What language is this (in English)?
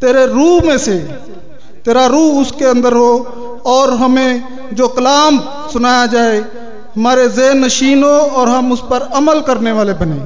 Hindi